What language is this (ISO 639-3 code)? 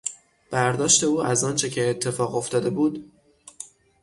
fas